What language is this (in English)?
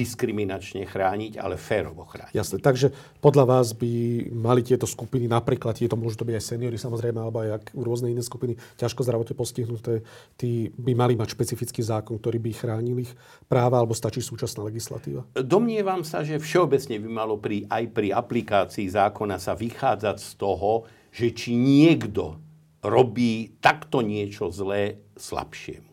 Slovak